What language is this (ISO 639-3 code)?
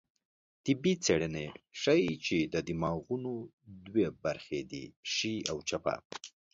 pus